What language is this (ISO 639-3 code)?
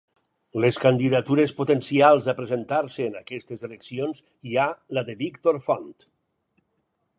cat